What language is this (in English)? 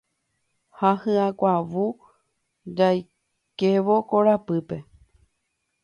Guarani